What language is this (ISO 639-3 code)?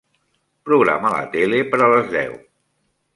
cat